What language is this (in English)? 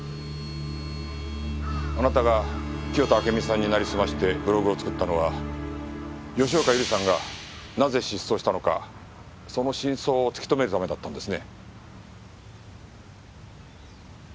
Japanese